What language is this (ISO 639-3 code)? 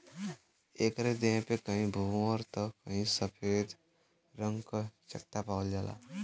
bho